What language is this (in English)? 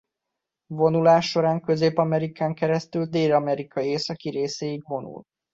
Hungarian